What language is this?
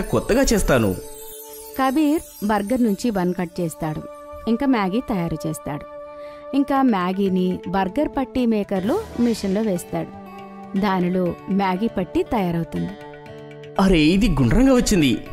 Telugu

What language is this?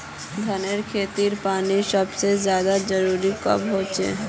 Magahi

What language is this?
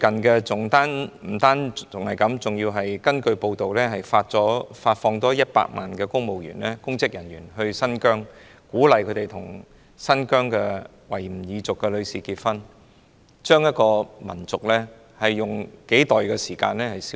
Cantonese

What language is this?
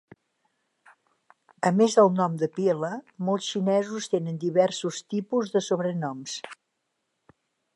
Catalan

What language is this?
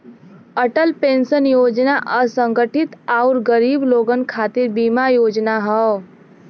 Bhojpuri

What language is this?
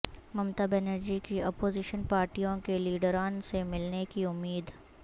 Urdu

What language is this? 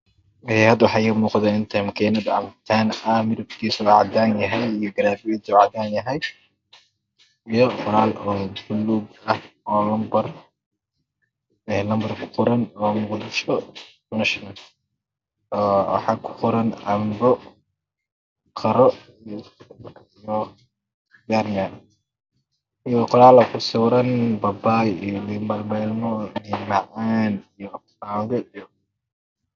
Somali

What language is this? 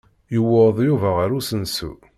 Kabyle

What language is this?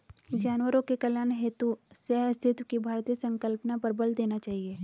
Hindi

